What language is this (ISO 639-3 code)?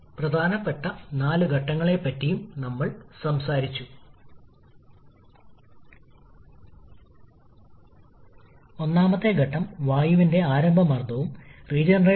mal